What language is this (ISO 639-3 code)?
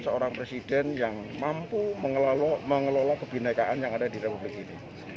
ind